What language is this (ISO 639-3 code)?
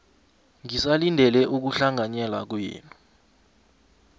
nbl